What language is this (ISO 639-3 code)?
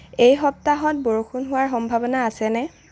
asm